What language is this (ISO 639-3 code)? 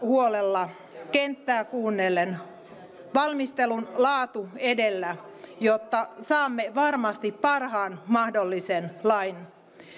fin